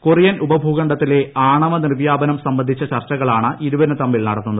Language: Malayalam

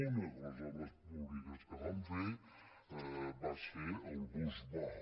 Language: Catalan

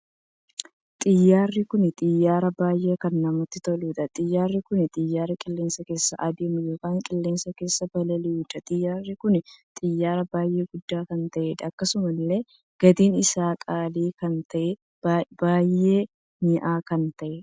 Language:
Oromo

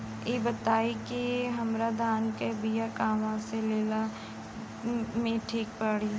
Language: Bhojpuri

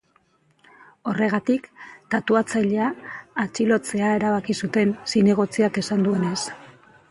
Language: Basque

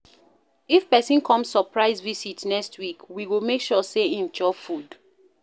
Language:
Nigerian Pidgin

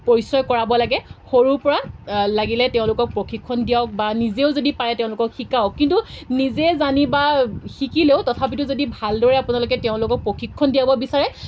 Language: Assamese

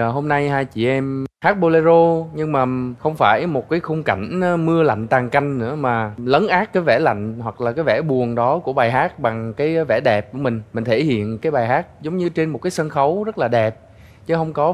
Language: Vietnamese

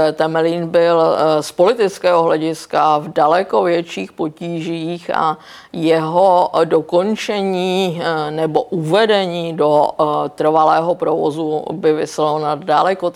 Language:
Czech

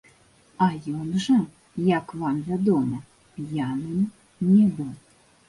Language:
Belarusian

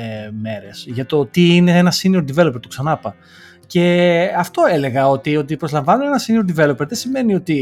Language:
Greek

